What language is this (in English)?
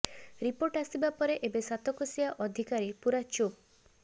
Odia